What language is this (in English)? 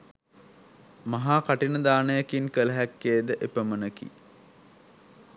Sinhala